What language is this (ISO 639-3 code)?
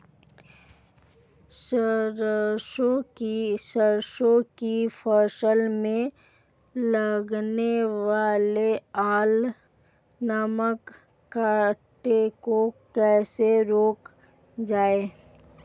hin